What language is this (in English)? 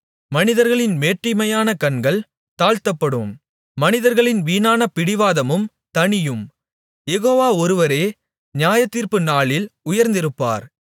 Tamil